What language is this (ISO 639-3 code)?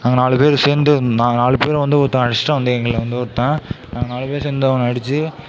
tam